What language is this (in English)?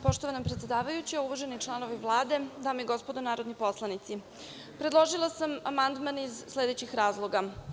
Serbian